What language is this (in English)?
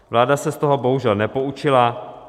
Czech